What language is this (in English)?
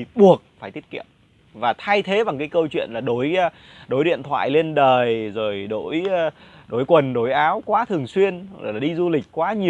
Vietnamese